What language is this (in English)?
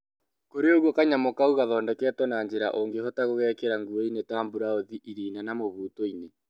Kikuyu